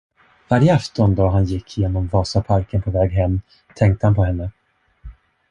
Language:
Swedish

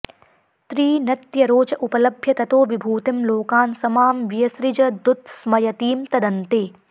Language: Sanskrit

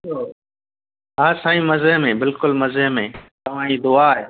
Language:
Sindhi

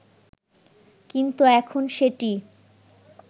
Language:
Bangla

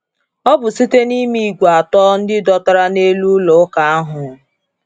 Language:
Igbo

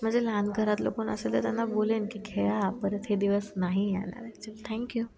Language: Marathi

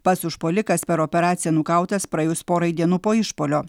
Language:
Lithuanian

